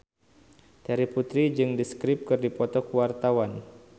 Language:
Sundanese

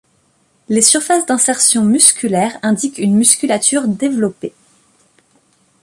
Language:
French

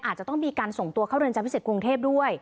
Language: Thai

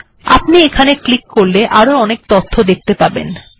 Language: Bangla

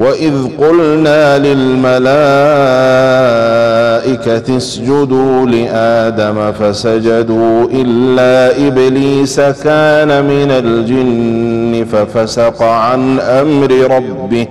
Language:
Arabic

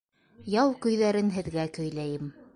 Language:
Bashkir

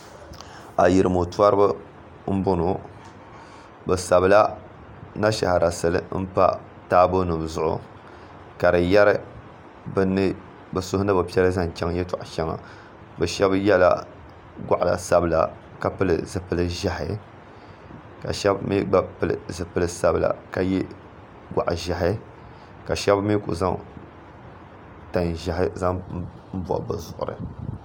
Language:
Dagbani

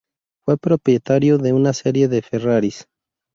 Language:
Spanish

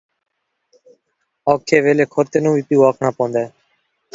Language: Saraiki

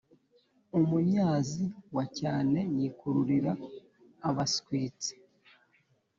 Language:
Kinyarwanda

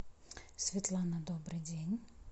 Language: Russian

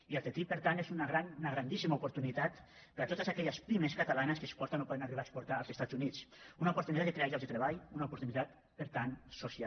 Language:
Catalan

